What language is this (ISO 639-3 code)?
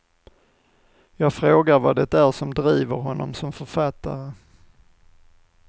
swe